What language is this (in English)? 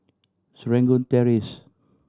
English